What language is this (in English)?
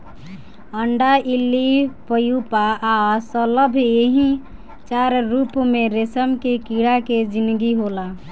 Bhojpuri